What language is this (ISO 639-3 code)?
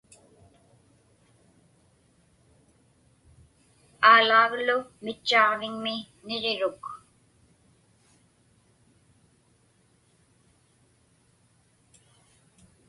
ipk